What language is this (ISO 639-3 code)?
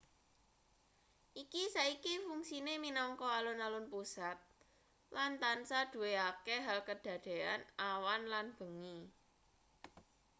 jav